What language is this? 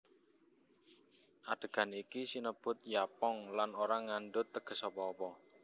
Javanese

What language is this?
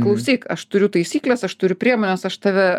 Lithuanian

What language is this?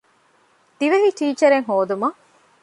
Divehi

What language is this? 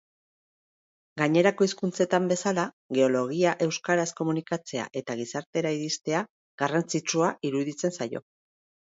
Basque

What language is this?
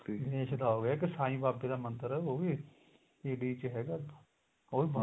Punjabi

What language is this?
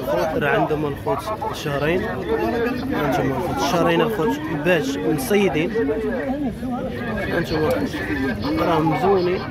Arabic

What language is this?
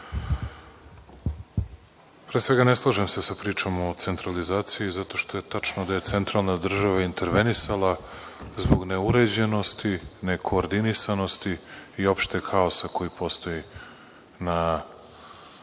Serbian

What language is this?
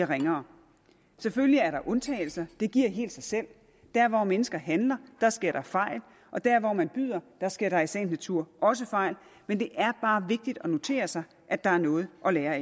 Danish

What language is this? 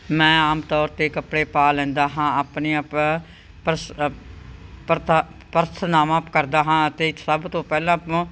Punjabi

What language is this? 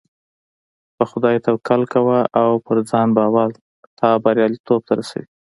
Pashto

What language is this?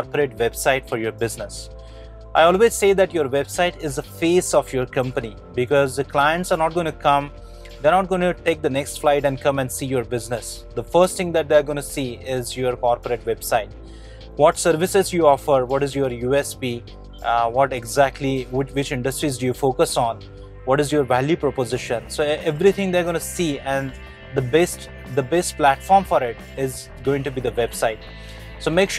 English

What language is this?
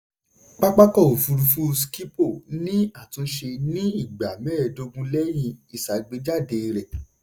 Yoruba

